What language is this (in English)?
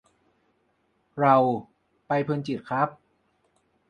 Thai